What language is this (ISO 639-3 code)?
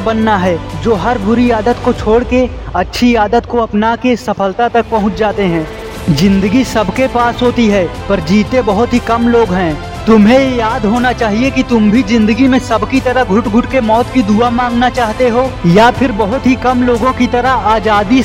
hin